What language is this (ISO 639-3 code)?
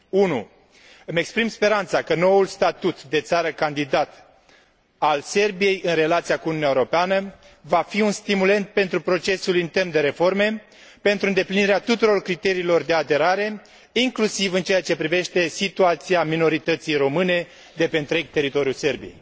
ron